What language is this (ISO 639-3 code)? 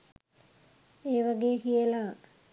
sin